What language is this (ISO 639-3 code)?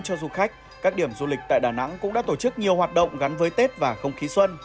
vie